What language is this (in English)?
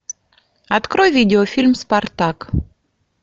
Russian